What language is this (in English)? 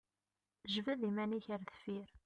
Kabyle